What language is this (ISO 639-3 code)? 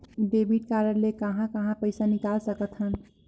hne